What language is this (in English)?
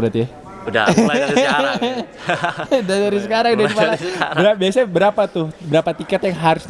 Indonesian